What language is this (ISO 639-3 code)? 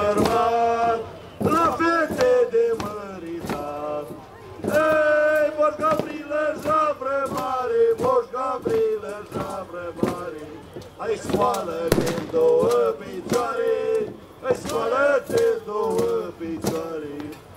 ron